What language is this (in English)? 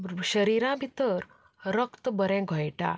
Konkani